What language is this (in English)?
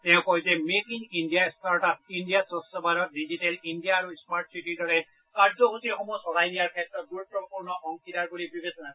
Assamese